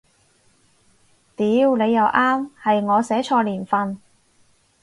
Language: Cantonese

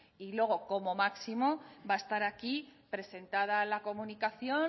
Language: Spanish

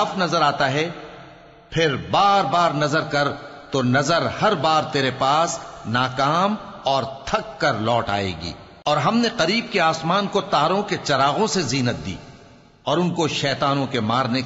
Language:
Arabic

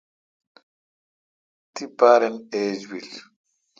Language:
Kalkoti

